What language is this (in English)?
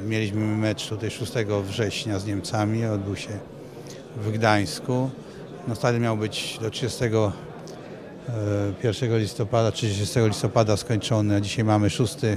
Polish